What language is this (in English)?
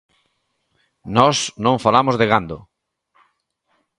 Galician